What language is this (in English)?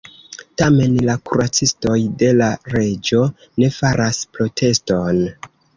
Esperanto